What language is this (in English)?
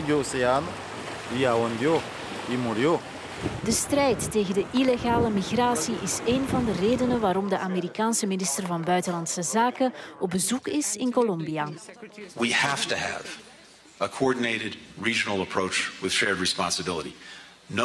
Dutch